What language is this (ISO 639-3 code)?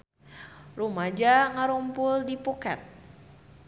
sun